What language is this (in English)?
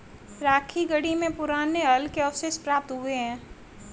Hindi